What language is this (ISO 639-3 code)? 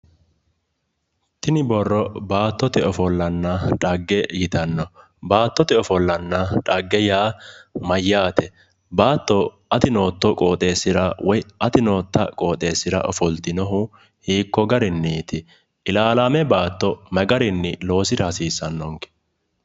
sid